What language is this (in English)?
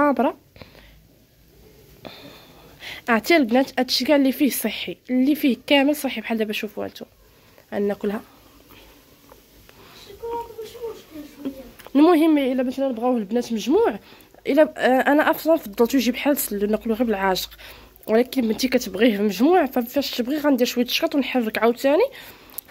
Arabic